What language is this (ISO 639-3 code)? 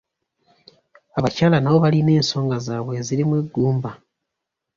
lug